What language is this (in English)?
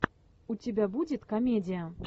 Russian